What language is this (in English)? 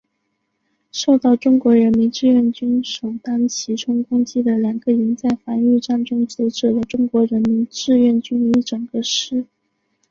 Chinese